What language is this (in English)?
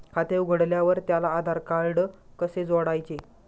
Marathi